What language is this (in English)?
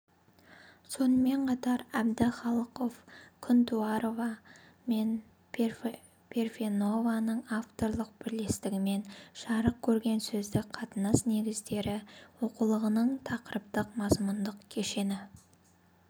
Kazakh